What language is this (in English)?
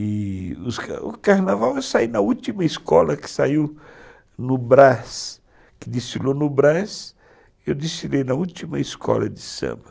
Portuguese